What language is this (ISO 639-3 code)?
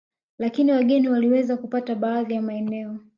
swa